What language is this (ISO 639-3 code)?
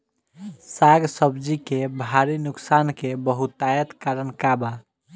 bho